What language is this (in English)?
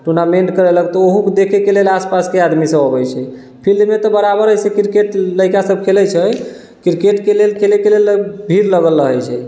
Maithili